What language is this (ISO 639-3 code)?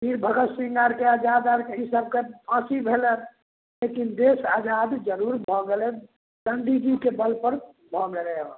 mai